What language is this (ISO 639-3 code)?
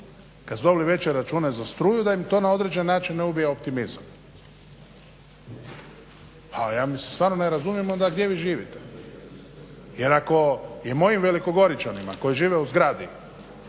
hrv